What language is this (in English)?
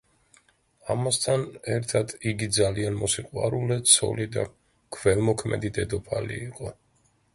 Georgian